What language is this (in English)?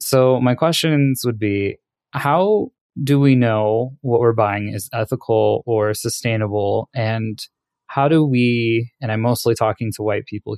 English